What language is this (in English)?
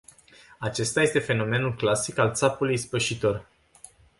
Romanian